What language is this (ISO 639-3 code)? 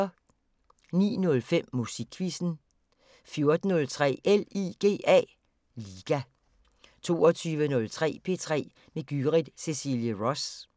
dan